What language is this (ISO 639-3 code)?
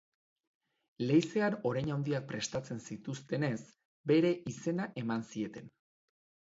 eus